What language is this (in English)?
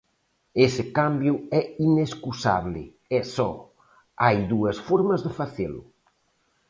Galician